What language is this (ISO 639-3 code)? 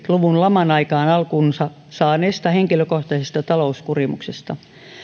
fin